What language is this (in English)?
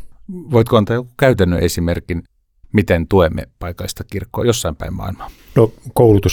Finnish